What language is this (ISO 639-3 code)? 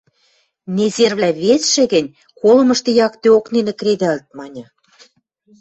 mrj